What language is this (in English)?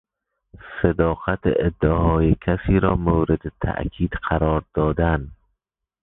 Persian